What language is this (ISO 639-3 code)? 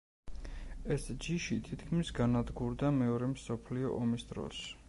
kat